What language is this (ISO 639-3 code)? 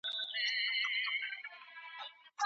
pus